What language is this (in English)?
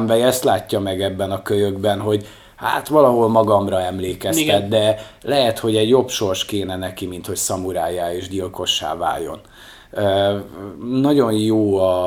Hungarian